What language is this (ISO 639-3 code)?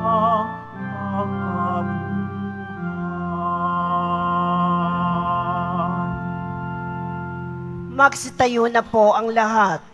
fil